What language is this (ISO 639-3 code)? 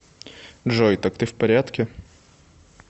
rus